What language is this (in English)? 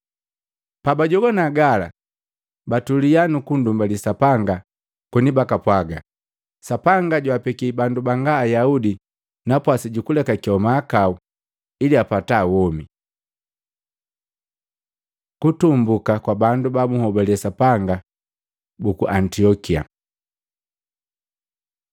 Matengo